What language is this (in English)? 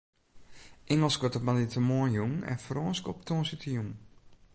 Western Frisian